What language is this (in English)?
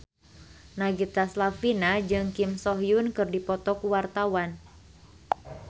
Sundanese